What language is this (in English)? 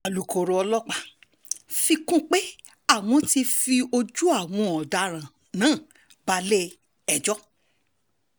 Yoruba